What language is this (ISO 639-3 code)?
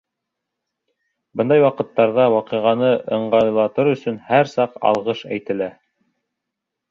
bak